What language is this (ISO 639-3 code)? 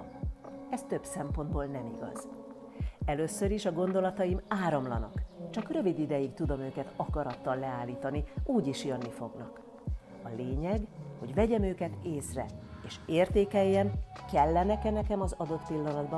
hun